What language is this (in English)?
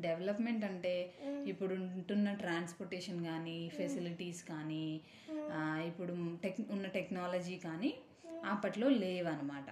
Telugu